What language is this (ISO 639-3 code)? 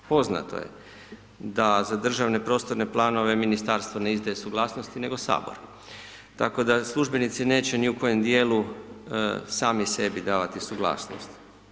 hrv